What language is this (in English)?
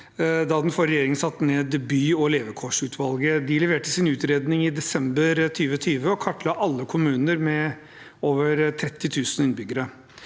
Norwegian